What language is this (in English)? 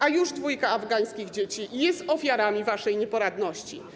Polish